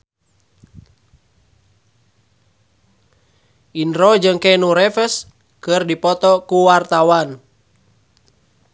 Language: Sundanese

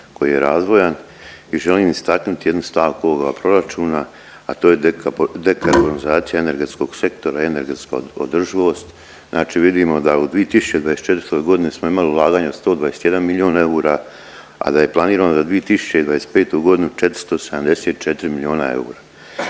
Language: Croatian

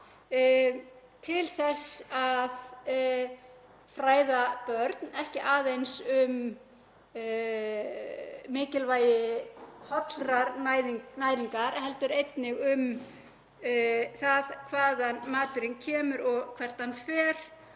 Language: Icelandic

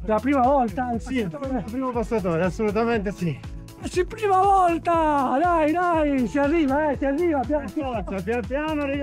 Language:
Italian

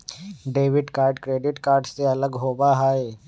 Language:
Magahi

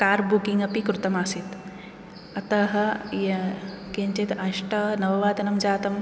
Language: Sanskrit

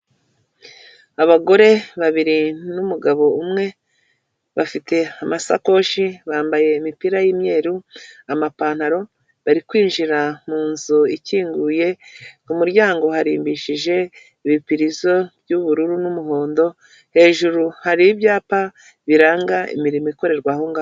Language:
Kinyarwanda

